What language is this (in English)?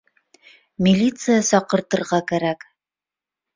Bashkir